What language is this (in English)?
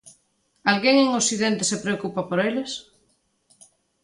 Galician